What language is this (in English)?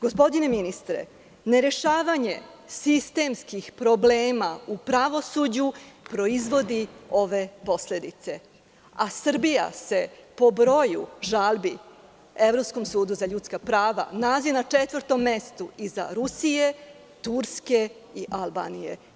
Serbian